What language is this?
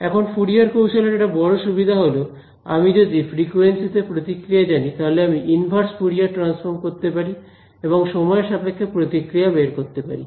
Bangla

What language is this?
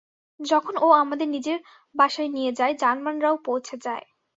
Bangla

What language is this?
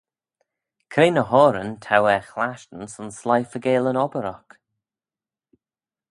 Manx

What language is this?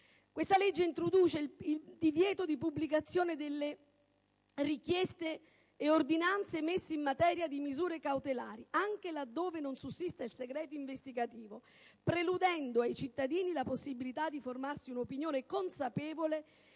Italian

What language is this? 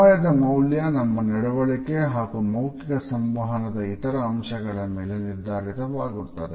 Kannada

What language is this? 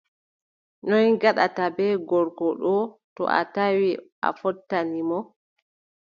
Adamawa Fulfulde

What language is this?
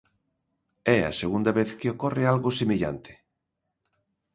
Galician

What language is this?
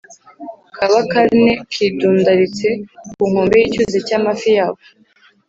Kinyarwanda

